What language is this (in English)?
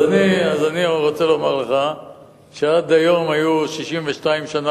Hebrew